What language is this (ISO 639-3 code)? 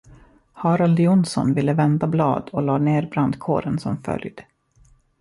swe